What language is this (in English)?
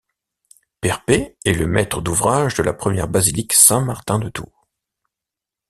French